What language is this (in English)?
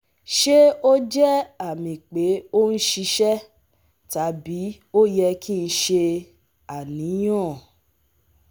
Yoruba